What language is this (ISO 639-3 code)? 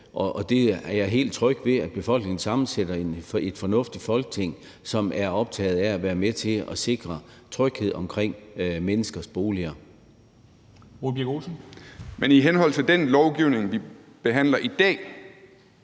dan